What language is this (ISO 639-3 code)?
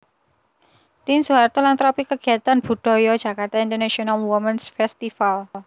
jav